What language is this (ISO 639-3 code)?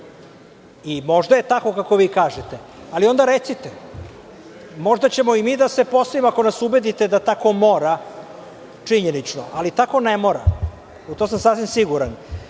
srp